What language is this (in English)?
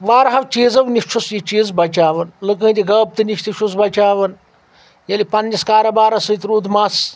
Kashmiri